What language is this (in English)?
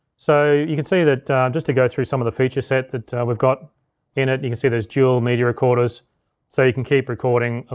English